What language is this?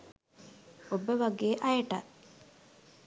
Sinhala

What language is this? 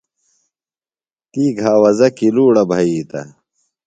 Phalura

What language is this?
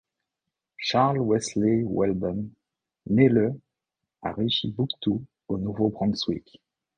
French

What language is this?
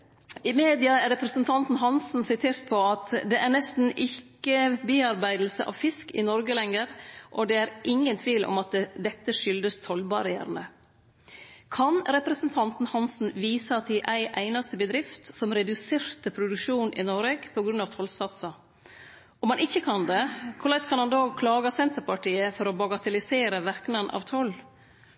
Norwegian Nynorsk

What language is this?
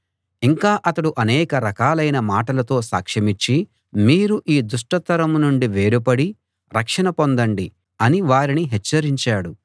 Telugu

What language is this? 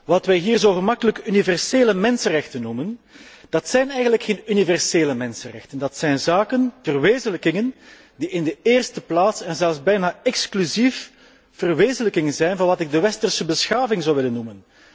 Dutch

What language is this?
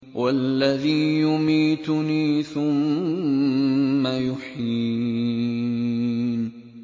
Arabic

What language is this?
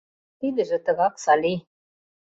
Mari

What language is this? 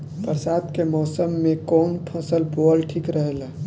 Bhojpuri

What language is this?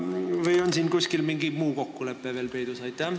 Estonian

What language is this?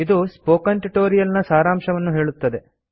Kannada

